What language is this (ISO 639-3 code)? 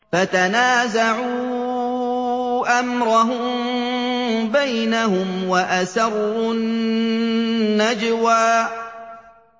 ara